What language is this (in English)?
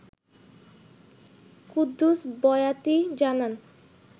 Bangla